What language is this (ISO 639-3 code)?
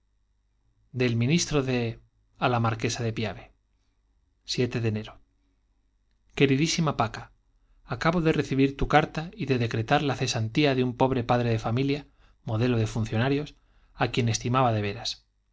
spa